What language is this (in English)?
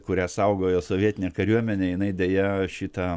Lithuanian